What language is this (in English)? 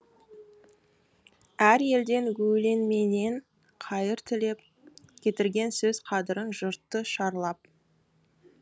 Kazakh